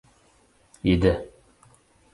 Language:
Uzbek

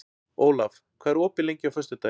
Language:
Icelandic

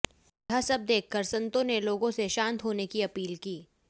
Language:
Hindi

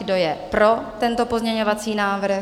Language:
Czech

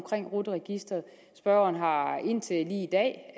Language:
Danish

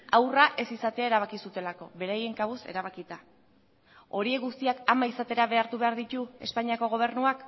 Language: Basque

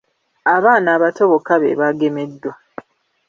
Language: Ganda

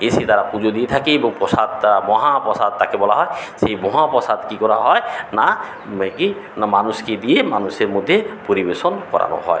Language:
Bangla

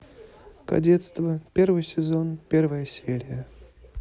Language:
Russian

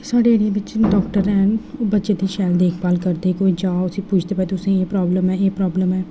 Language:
Dogri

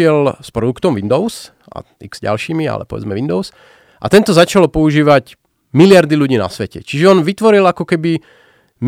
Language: Slovak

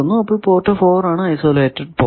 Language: Malayalam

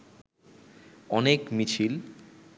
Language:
Bangla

